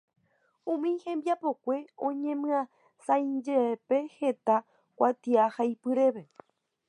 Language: Guarani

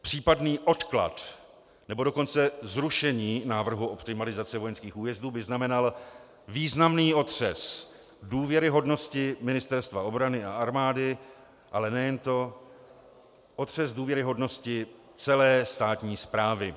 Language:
Czech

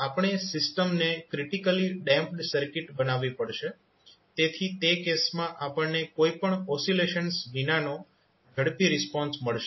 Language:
Gujarati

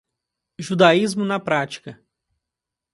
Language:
Portuguese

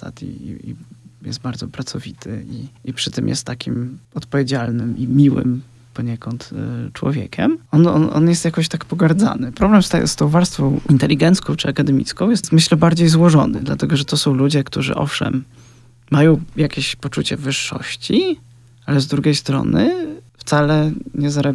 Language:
Polish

